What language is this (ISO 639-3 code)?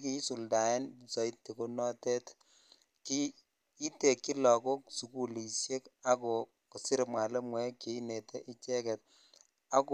kln